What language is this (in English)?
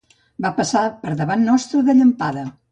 Catalan